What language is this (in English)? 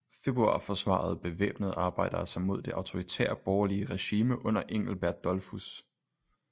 Danish